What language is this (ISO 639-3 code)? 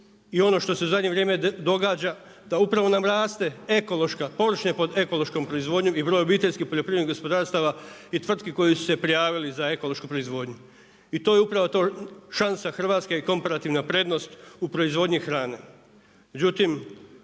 hrv